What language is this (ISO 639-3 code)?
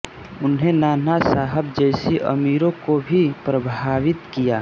hin